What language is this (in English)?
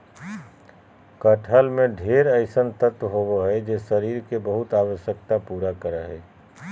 Magahi